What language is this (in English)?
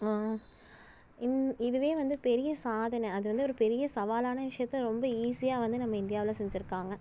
Tamil